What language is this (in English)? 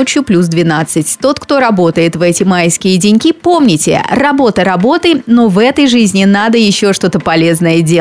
Russian